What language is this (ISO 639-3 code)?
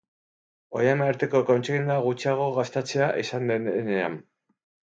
eus